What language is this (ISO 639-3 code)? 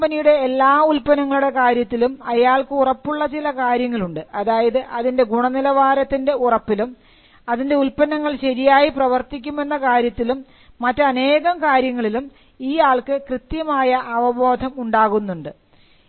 mal